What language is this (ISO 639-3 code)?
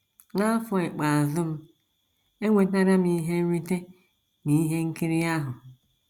ibo